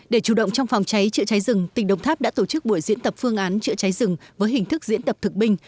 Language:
Vietnamese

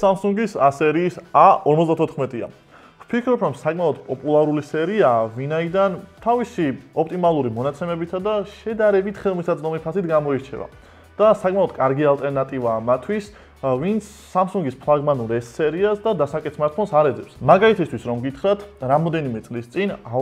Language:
Turkish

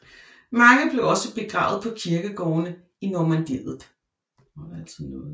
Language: Danish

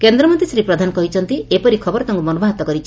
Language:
Odia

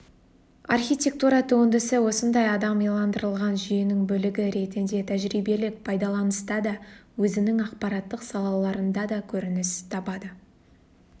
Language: Kazakh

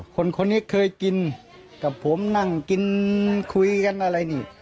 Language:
Thai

